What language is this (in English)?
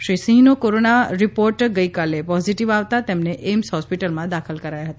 Gujarati